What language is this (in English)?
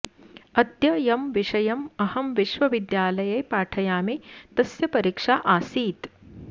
Sanskrit